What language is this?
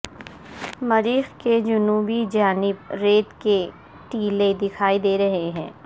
Urdu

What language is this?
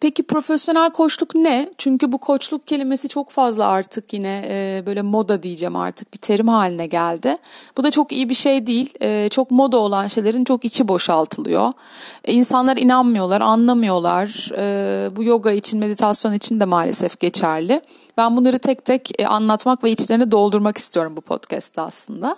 Turkish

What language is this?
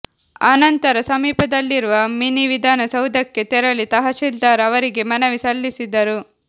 Kannada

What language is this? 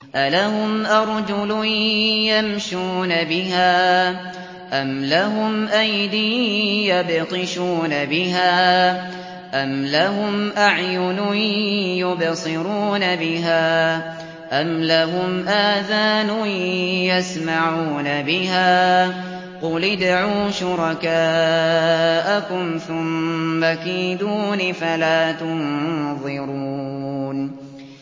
Arabic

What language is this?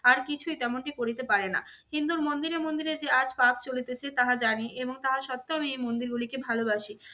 Bangla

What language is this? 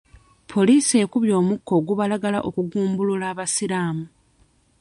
Ganda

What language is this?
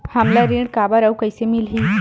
Chhattisgarhi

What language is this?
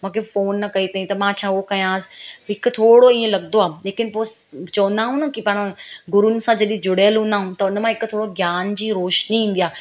Sindhi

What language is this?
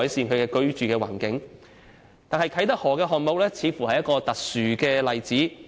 Cantonese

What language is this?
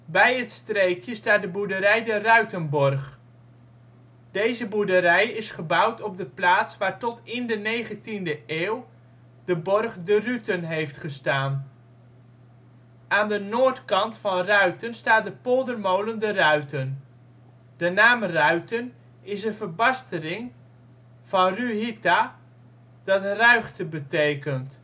Dutch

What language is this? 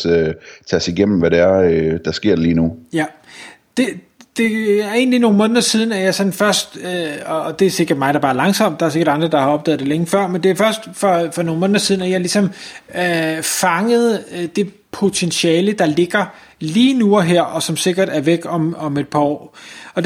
Danish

